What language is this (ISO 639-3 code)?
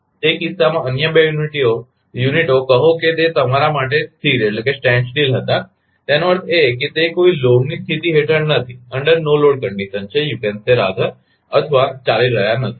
guj